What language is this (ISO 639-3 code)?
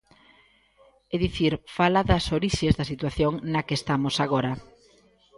glg